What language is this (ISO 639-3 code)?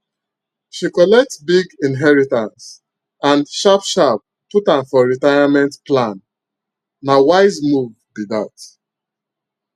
pcm